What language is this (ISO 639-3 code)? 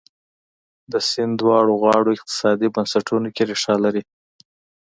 pus